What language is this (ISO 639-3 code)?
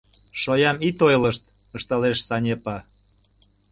chm